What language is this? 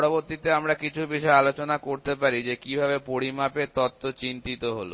Bangla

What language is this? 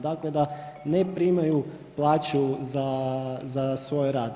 Croatian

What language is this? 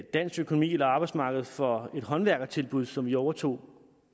Danish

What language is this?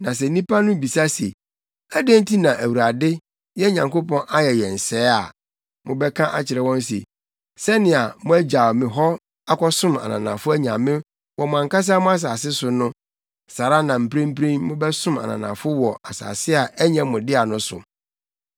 Akan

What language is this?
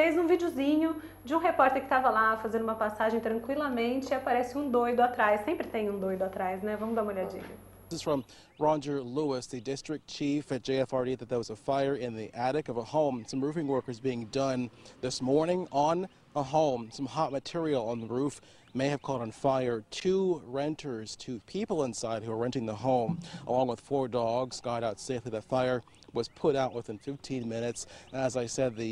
Portuguese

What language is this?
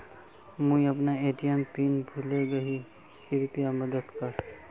Magahi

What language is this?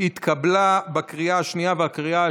Hebrew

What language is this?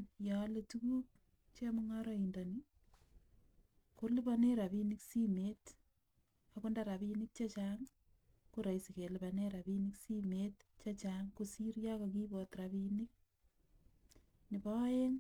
Kalenjin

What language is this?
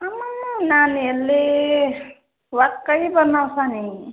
Nepali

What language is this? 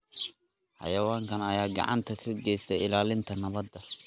Somali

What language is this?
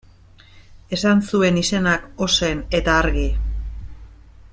Basque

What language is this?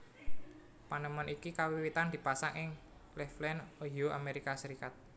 Javanese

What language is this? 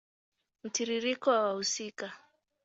Swahili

